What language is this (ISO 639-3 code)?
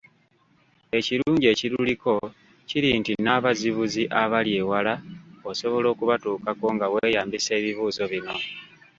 lug